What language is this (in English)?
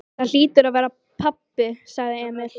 Icelandic